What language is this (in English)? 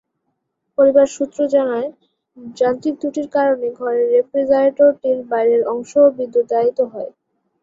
Bangla